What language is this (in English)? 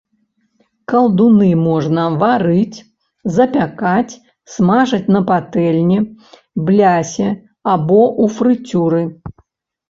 Belarusian